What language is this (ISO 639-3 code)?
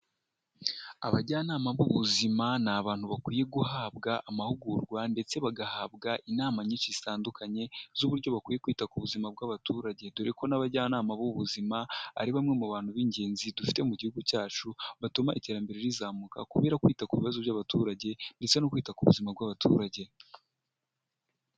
kin